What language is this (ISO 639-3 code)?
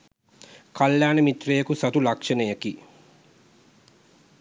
sin